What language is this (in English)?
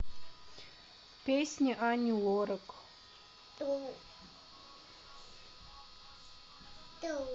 Russian